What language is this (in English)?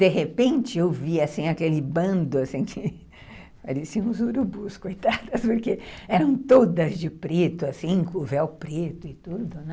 Portuguese